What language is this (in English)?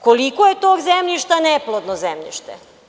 Serbian